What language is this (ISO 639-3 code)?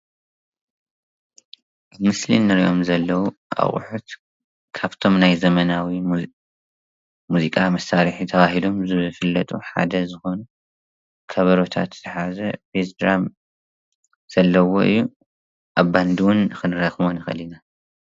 tir